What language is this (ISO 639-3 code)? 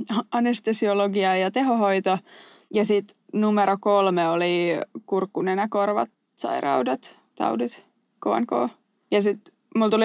fin